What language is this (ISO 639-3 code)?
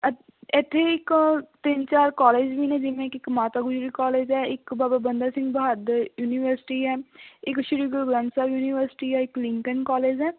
pan